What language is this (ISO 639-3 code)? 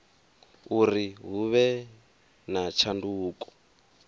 ven